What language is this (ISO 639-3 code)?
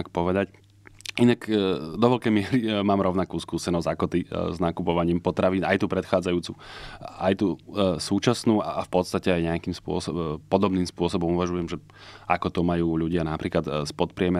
slk